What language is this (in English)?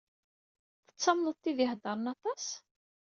Kabyle